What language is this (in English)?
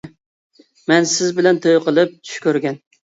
Uyghur